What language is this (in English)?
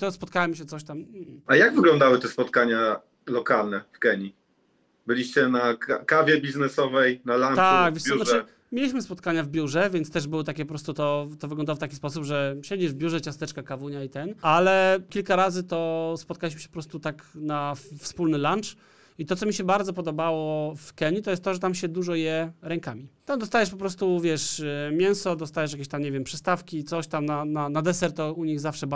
Polish